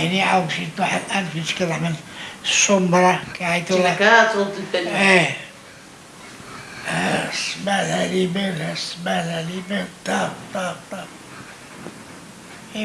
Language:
Arabic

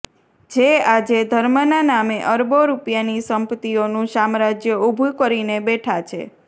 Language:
Gujarati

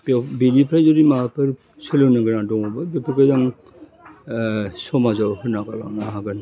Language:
Bodo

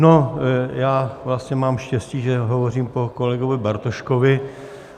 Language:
Czech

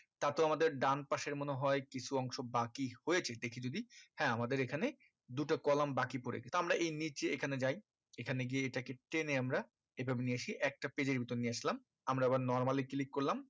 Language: Bangla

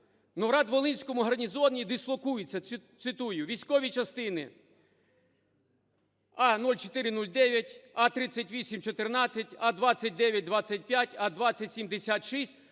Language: Ukrainian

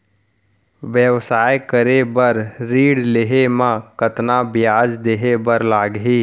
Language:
Chhattisgarhi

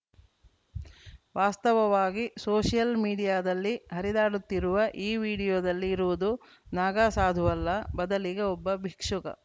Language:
Kannada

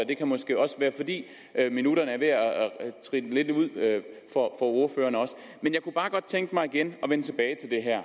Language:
Danish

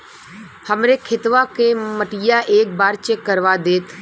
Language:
Bhojpuri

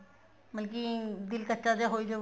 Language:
Punjabi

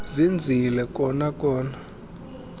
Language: Xhosa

